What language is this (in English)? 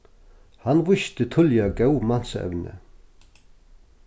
Faroese